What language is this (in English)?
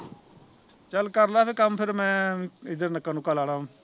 Punjabi